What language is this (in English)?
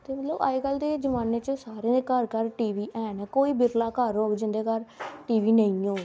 Dogri